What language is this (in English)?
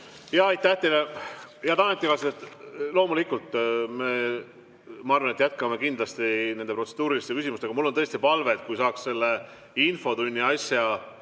Estonian